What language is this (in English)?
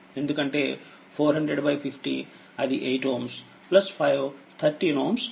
Telugu